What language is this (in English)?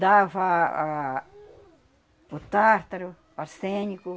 Portuguese